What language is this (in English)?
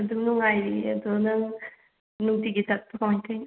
Manipuri